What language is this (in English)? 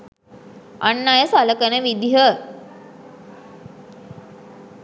Sinhala